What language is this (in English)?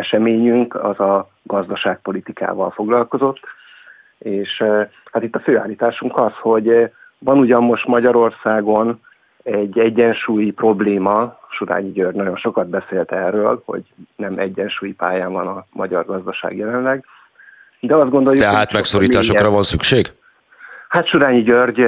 Hungarian